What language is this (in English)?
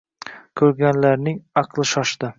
Uzbek